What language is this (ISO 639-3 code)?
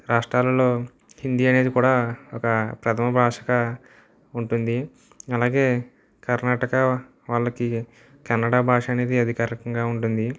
tel